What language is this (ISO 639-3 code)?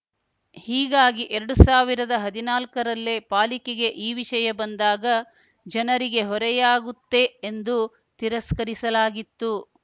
kan